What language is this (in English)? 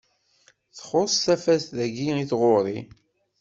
Kabyle